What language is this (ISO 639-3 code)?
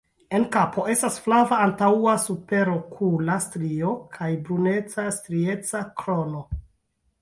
epo